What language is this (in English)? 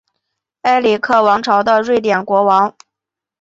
Chinese